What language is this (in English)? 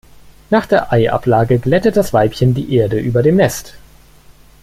German